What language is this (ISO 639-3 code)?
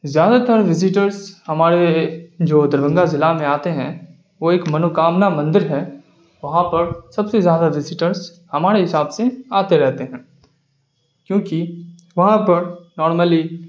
urd